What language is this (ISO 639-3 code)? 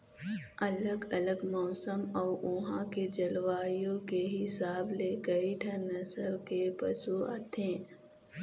hne